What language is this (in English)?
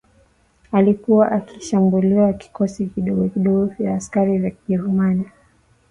Swahili